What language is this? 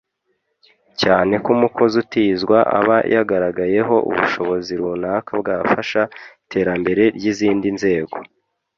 Kinyarwanda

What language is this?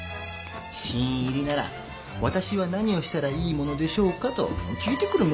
Japanese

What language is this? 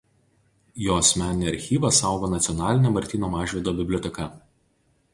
Lithuanian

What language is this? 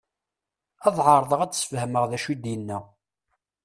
Kabyle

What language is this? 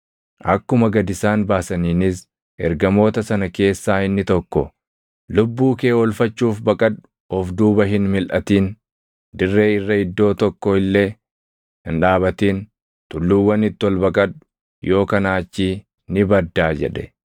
Oromo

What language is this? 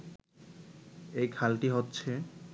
Bangla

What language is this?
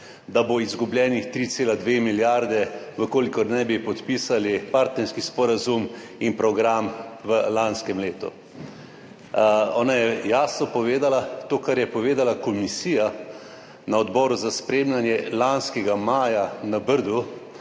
Slovenian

